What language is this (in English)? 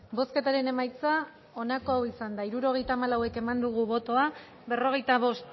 Basque